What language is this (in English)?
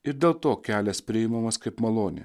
Lithuanian